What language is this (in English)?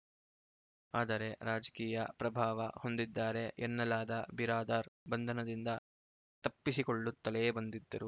Kannada